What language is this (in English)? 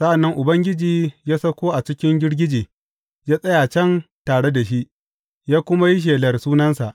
Hausa